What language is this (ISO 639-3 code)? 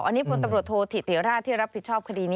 tha